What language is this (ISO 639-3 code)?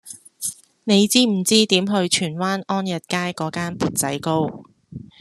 yue